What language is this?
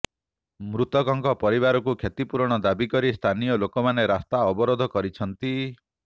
Odia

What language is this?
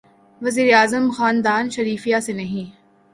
Urdu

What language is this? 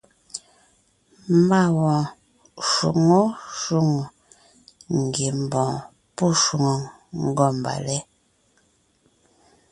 Ngiemboon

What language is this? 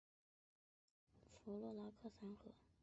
Chinese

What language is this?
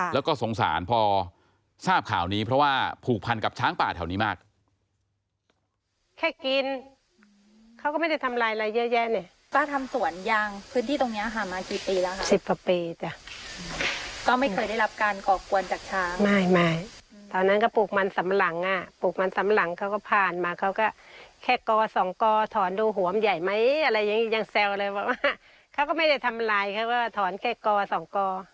Thai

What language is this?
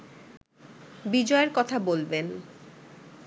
Bangla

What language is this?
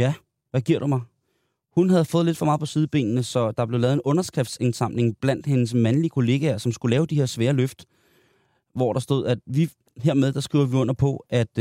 Danish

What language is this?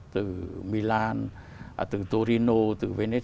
Vietnamese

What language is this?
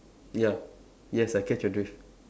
English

